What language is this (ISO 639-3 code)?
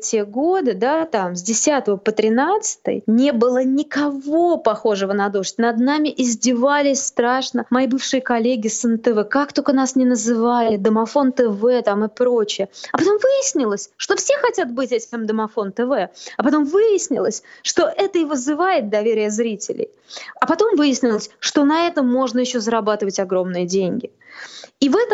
rus